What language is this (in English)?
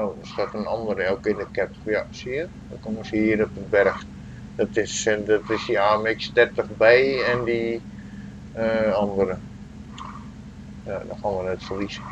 Dutch